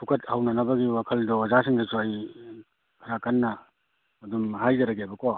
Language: Manipuri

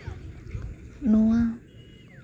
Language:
Santali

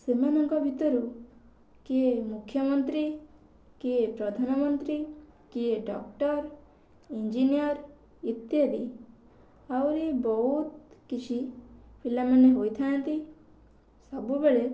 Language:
Odia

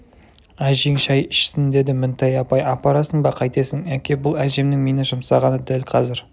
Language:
Kazakh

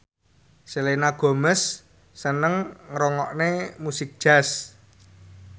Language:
Javanese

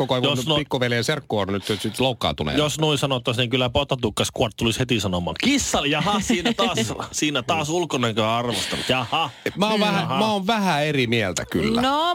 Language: Finnish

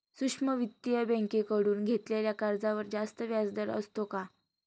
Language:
Marathi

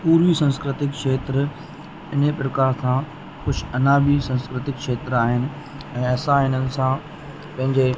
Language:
Sindhi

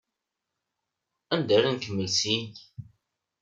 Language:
Kabyle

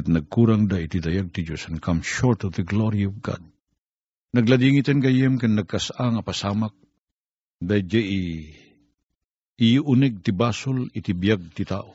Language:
Filipino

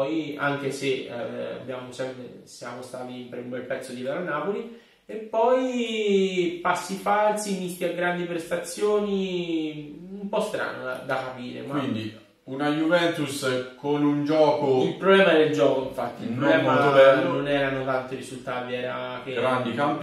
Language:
Italian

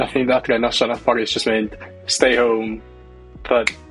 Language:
Welsh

